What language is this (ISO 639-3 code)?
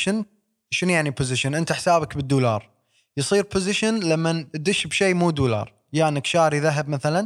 ara